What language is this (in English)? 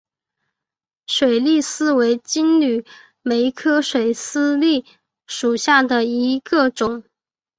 Chinese